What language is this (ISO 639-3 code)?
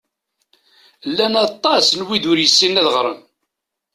kab